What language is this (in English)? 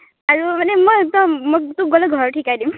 Assamese